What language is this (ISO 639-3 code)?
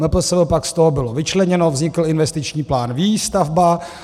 ces